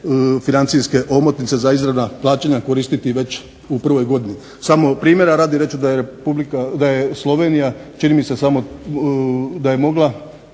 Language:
Croatian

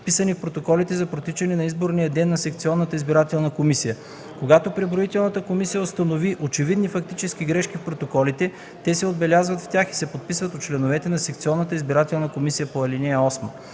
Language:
Bulgarian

